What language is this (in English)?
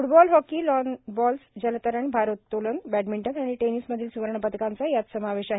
Marathi